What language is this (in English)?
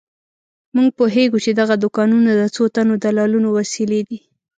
Pashto